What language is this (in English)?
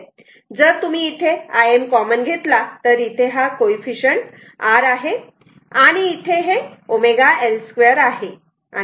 Marathi